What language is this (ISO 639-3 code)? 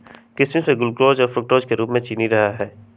mag